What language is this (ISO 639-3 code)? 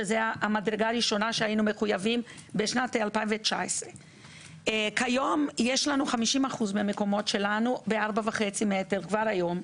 heb